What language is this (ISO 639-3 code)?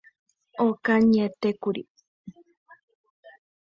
grn